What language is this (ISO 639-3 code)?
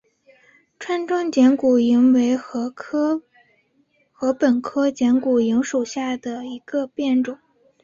zho